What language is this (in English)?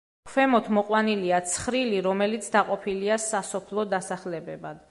Georgian